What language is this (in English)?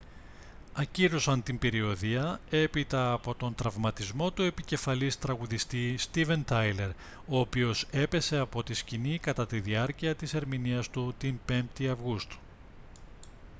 Greek